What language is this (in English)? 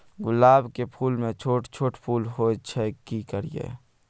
Maithili